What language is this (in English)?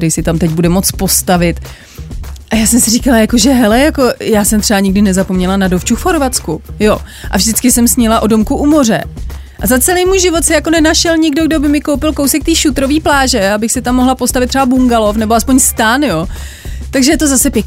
Czech